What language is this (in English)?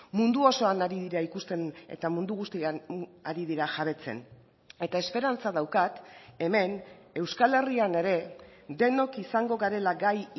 Basque